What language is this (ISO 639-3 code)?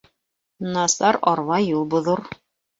bak